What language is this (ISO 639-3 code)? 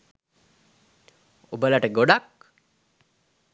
sin